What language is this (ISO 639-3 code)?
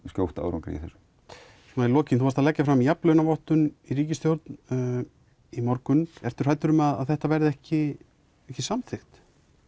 isl